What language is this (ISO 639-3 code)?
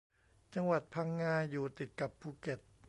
tha